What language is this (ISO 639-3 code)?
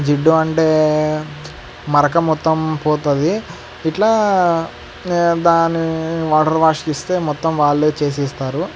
tel